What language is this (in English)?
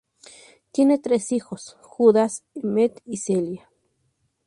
Spanish